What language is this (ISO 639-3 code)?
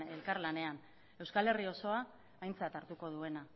eus